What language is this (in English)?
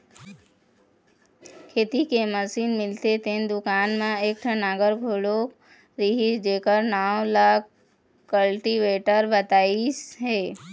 Chhattisgarhi